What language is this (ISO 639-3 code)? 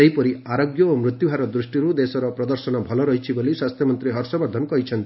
ori